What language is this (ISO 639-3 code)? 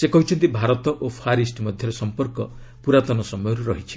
ori